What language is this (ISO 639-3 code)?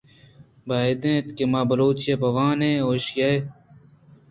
bgp